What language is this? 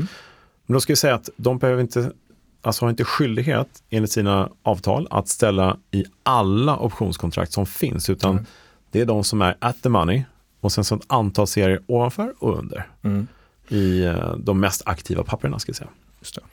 Swedish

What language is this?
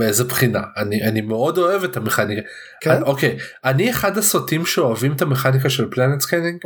Hebrew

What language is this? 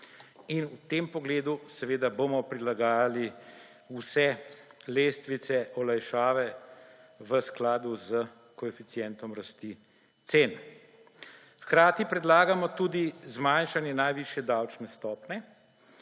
Slovenian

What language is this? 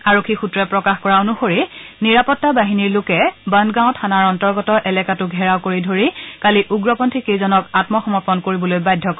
Assamese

